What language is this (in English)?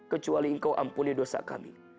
Indonesian